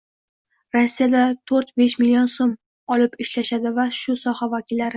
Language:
Uzbek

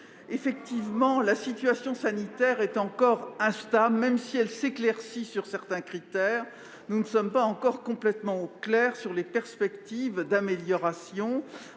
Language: French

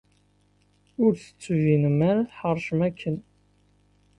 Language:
Kabyle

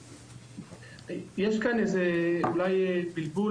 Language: Hebrew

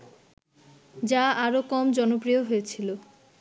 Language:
Bangla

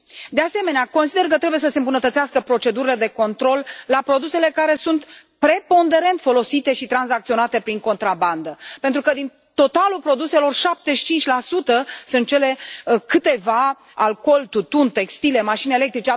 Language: Romanian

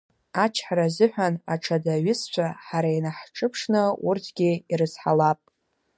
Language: Abkhazian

